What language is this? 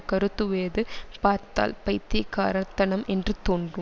Tamil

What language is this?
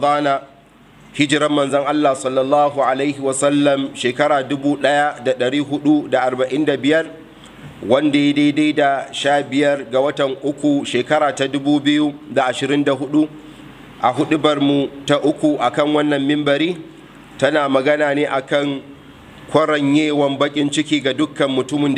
Arabic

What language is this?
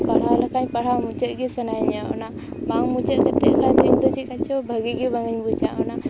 Santali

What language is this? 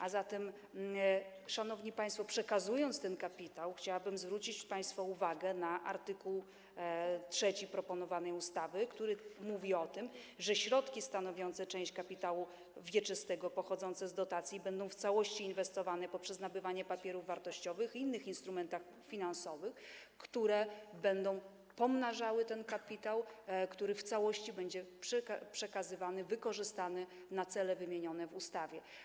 Polish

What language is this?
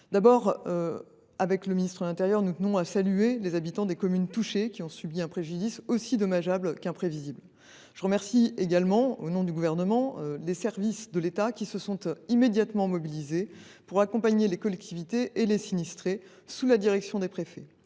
French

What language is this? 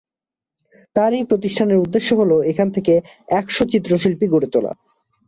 Bangla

